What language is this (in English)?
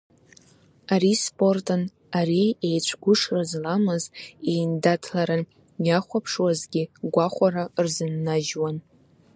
Abkhazian